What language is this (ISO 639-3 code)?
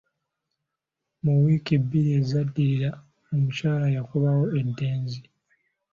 lug